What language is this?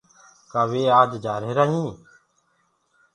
Gurgula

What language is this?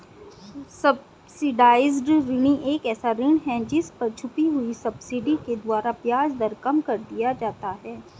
Hindi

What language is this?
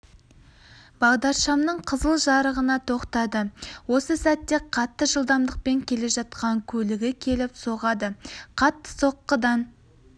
Kazakh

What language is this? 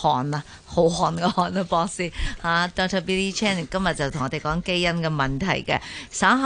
Chinese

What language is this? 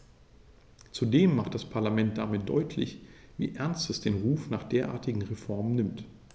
German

